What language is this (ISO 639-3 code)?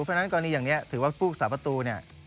tha